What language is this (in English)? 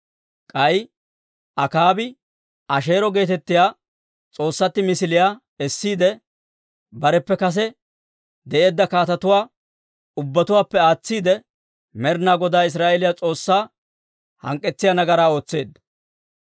Dawro